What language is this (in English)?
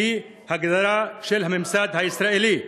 Hebrew